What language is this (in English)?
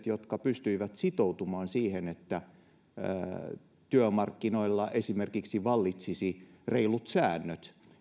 Finnish